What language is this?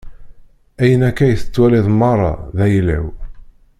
Kabyle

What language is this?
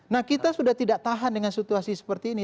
Indonesian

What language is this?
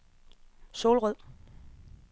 Danish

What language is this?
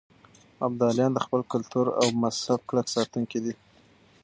Pashto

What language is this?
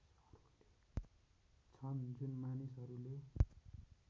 Nepali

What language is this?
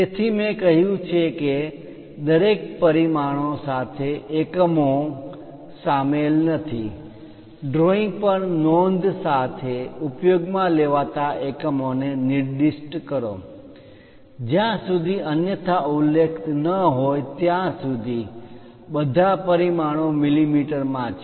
Gujarati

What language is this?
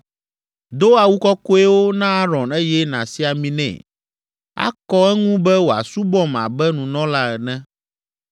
Ewe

